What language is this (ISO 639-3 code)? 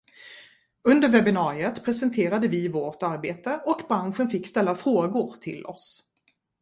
swe